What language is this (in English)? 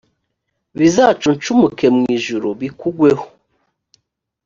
Kinyarwanda